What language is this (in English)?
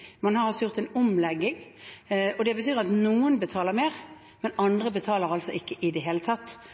Norwegian Bokmål